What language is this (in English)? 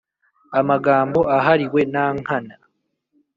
Kinyarwanda